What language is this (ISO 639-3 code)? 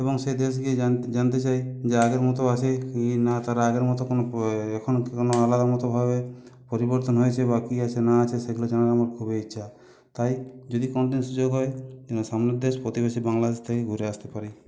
ben